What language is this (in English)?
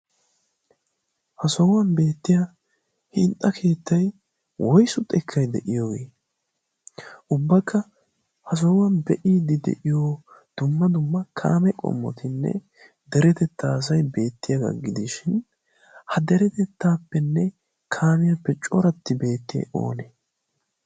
Wolaytta